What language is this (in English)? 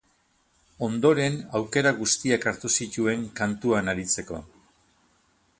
Basque